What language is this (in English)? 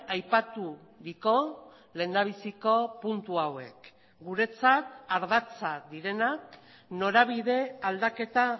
Basque